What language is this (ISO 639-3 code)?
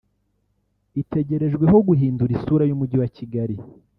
kin